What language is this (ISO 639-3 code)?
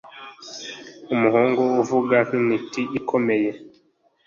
kin